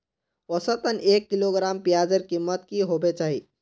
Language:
Magahi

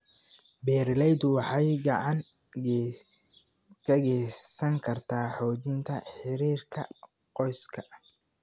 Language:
Somali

